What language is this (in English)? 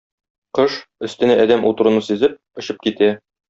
Tatar